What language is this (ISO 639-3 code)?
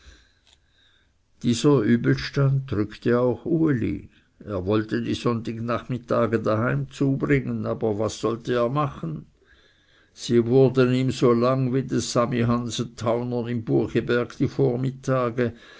deu